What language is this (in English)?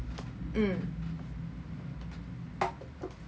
English